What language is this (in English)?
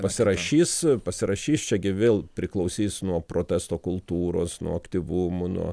Lithuanian